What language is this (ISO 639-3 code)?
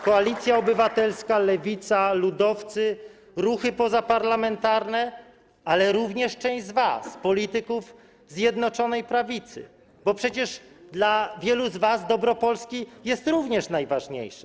pol